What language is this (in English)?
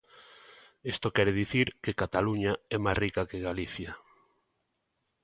Galician